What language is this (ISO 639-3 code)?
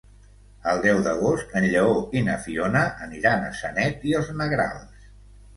cat